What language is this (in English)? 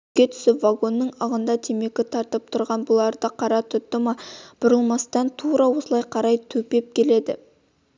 Kazakh